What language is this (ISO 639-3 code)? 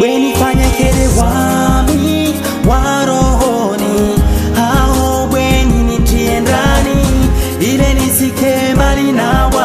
tha